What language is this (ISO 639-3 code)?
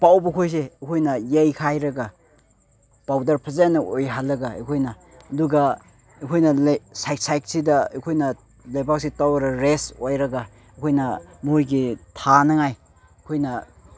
mni